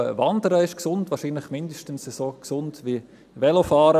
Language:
Swiss German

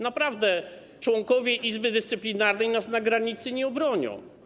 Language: Polish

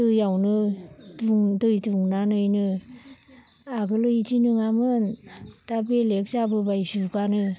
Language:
Bodo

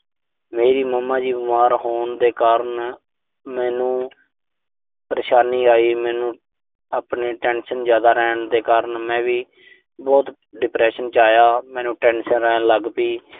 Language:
Punjabi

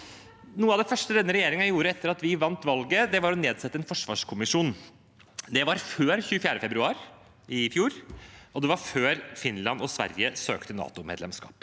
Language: Norwegian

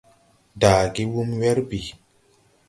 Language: Tupuri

